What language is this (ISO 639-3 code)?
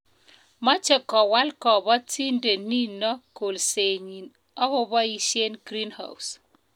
kln